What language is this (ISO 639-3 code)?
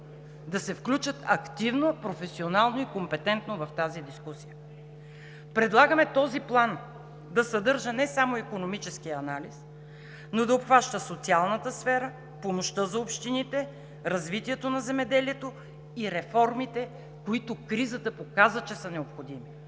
bul